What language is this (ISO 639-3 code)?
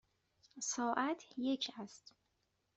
fas